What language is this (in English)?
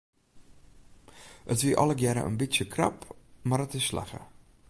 Western Frisian